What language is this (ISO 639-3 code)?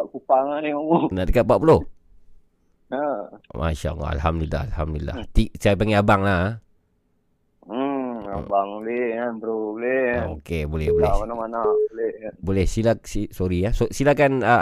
msa